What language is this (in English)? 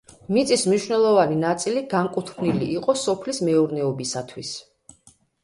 Georgian